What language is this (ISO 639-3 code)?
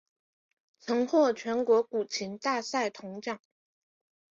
zho